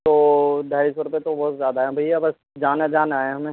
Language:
Urdu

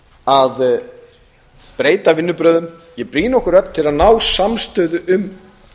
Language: Icelandic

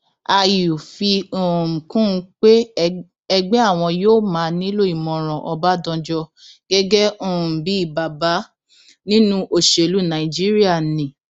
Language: Yoruba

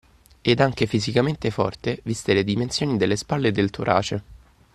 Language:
Italian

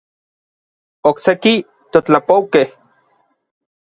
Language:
Orizaba Nahuatl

